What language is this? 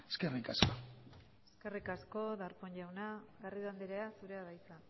Basque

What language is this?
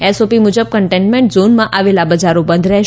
Gujarati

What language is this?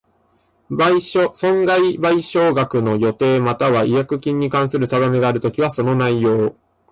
Japanese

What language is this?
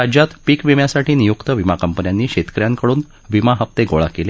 Marathi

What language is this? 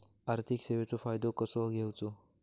Marathi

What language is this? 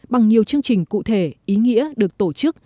Vietnamese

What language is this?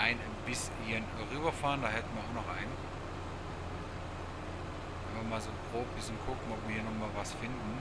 German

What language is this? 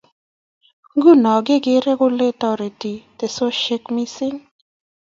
Kalenjin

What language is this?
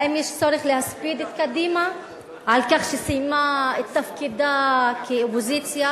Hebrew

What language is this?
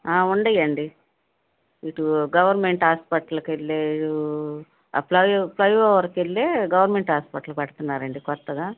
Telugu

